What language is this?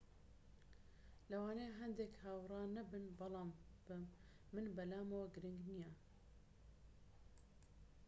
Central Kurdish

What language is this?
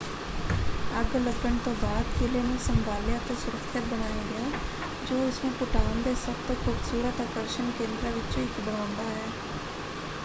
Punjabi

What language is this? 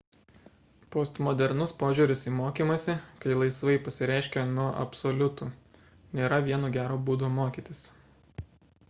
Lithuanian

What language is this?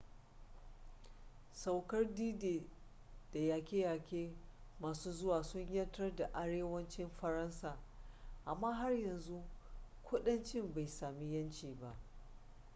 Hausa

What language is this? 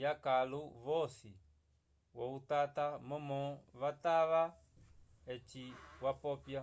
Umbundu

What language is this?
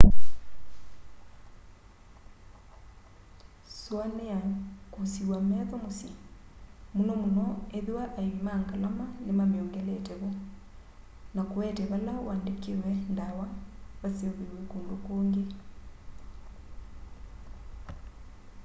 Kamba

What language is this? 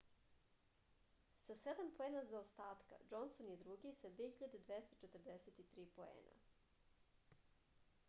Serbian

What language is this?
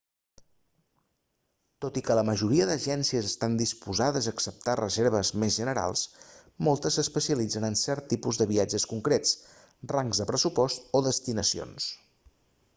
Catalan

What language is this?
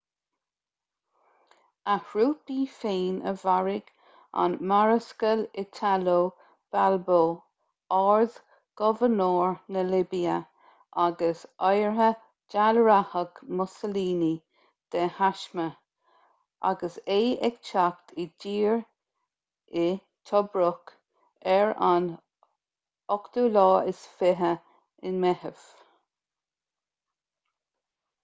Irish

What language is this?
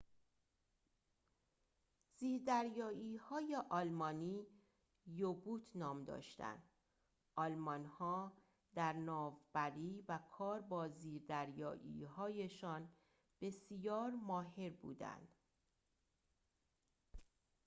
Persian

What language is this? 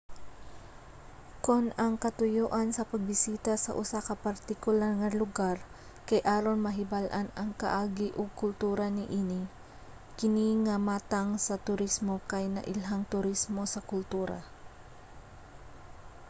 Cebuano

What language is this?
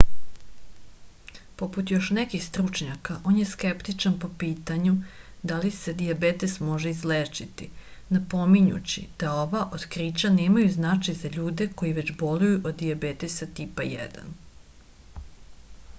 Serbian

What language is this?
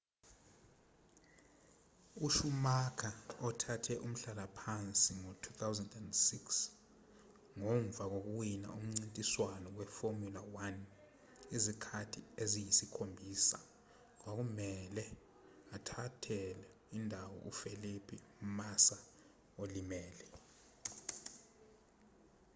Zulu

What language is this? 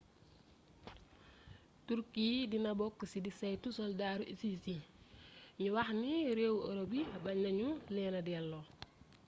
Wolof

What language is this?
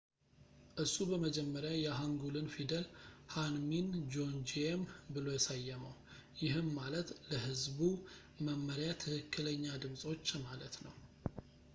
Amharic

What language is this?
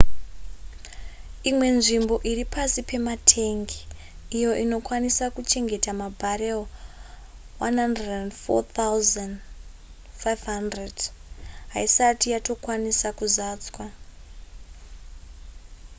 Shona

